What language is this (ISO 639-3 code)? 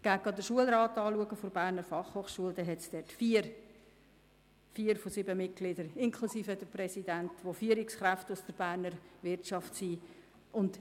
gsw